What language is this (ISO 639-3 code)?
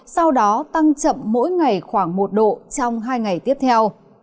vie